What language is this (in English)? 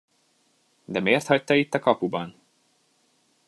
Hungarian